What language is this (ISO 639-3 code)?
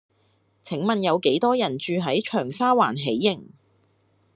yue